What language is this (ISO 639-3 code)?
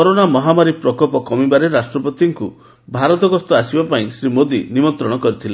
ori